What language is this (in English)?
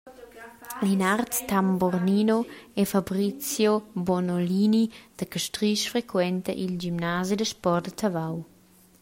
Romansh